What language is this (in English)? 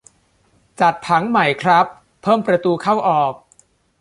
Thai